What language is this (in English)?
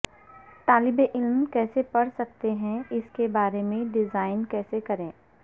Urdu